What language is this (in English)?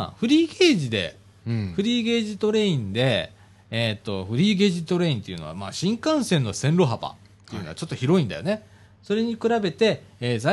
Japanese